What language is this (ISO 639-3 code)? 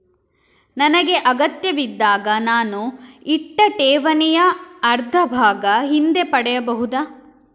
kan